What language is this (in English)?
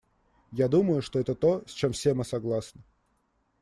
Russian